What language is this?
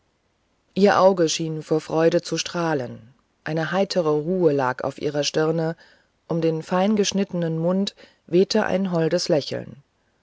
German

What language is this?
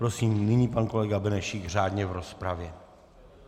Czech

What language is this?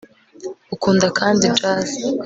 Kinyarwanda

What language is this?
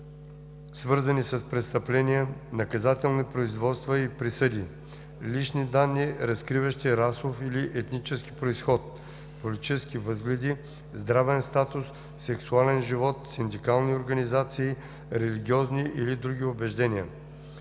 Bulgarian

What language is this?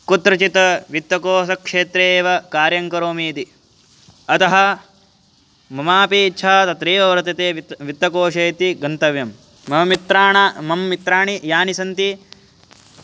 Sanskrit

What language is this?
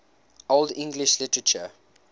English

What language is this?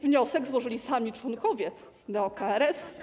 Polish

